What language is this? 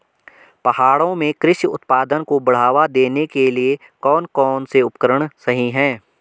Hindi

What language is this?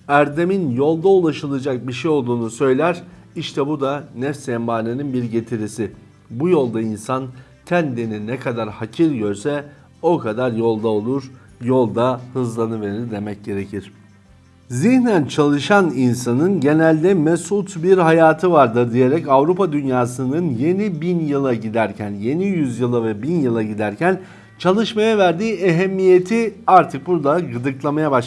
Turkish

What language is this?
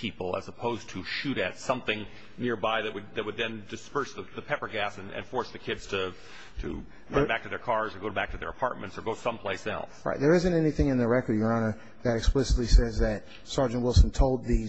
English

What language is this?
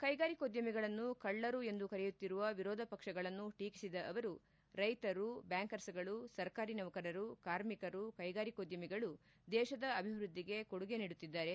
Kannada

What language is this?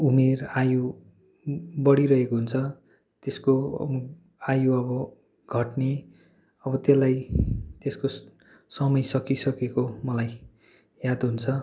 Nepali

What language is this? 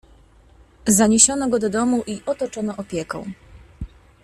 Polish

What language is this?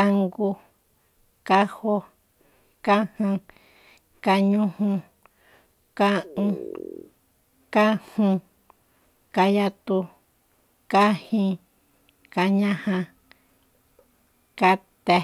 Soyaltepec Mazatec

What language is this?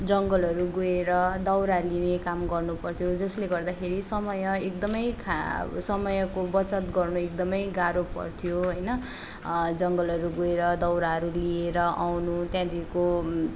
Nepali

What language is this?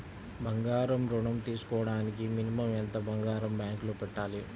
Telugu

